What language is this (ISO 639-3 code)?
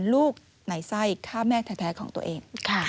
tha